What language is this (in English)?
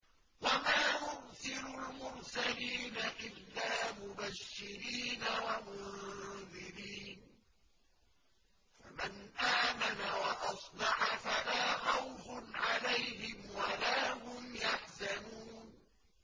Arabic